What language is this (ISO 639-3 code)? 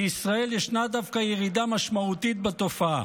heb